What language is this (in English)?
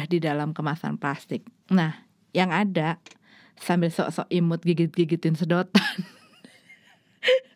Indonesian